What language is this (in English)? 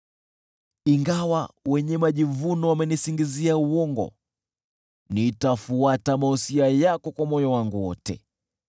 Swahili